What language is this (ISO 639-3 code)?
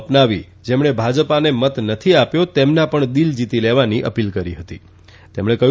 guj